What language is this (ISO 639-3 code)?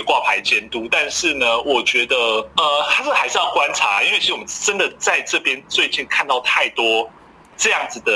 zho